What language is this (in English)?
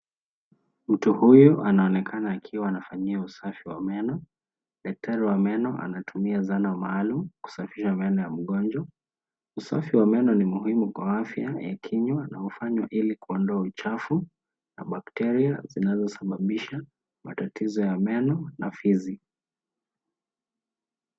Swahili